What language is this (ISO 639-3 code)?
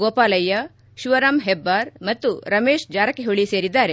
kan